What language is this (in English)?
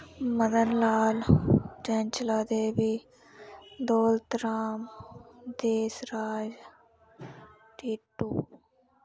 Dogri